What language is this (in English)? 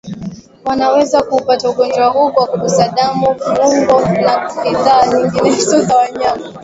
Swahili